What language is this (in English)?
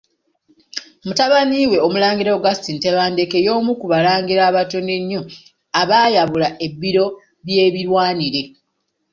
Ganda